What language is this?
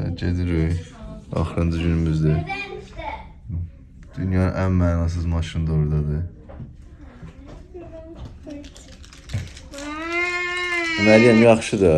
Turkish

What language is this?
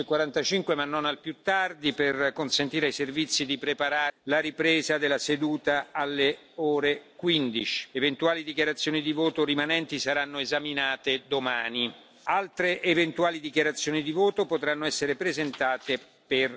Polish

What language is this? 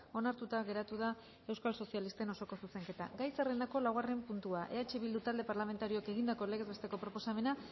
Basque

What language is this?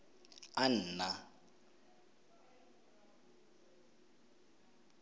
Tswana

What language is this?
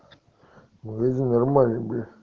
Russian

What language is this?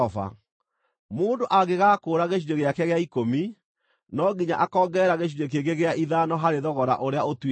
Kikuyu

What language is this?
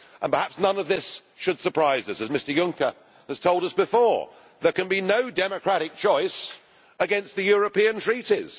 English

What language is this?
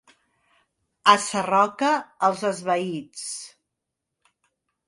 Catalan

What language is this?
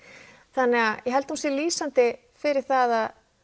Icelandic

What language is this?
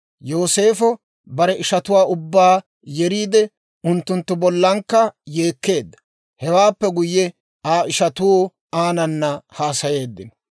Dawro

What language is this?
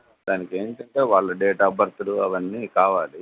Telugu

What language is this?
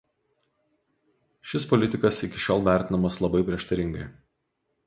Lithuanian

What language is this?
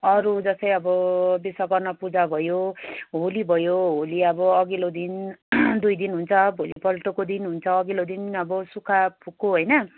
Nepali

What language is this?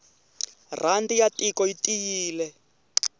Tsonga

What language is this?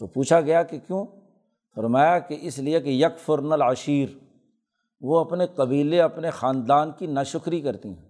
Urdu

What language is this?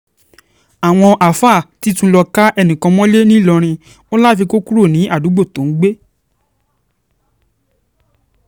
Yoruba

